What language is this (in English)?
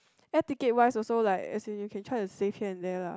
English